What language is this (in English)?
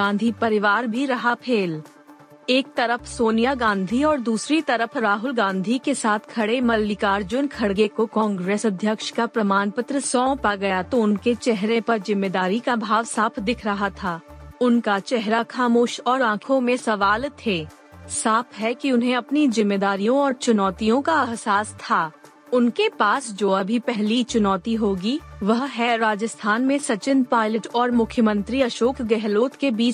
Hindi